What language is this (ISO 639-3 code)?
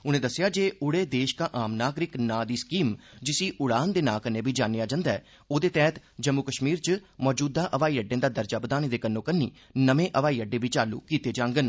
doi